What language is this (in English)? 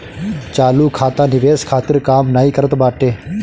Bhojpuri